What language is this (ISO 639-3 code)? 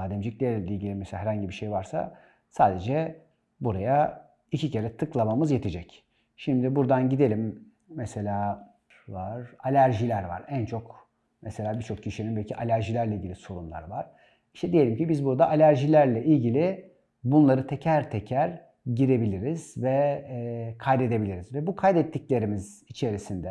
tur